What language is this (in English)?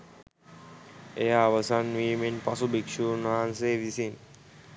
Sinhala